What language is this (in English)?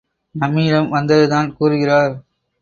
Tamil